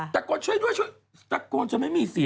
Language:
Thai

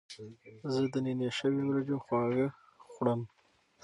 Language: Pashto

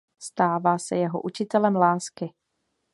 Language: Czech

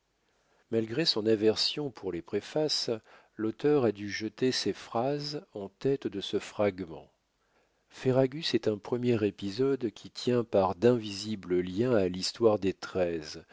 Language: French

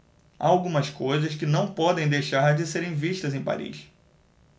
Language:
Portuguese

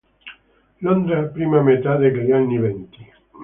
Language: Italian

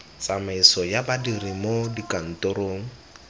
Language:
Tswana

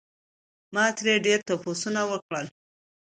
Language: Pashto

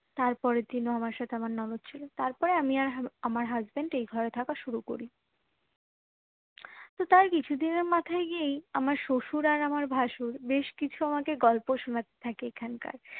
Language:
Bangla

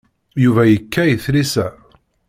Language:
Kabyle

